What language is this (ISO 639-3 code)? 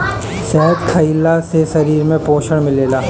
bho